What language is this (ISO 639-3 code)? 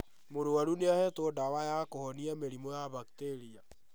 kik